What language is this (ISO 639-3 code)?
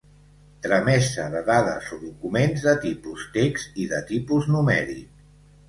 cat